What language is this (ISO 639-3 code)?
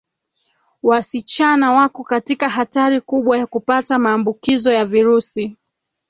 swa